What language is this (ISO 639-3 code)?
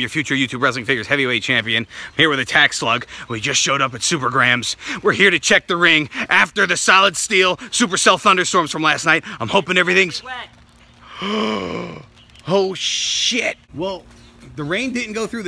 eng